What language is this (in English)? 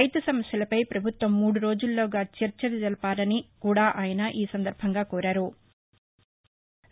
Telugu